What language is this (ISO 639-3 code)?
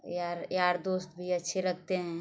hin